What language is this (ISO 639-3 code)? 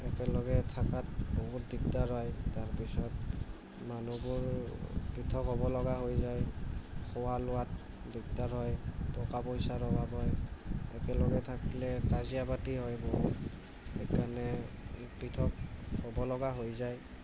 asm